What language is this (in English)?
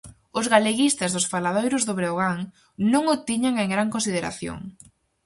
Galician